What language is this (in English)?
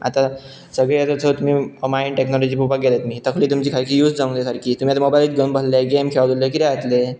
Konkani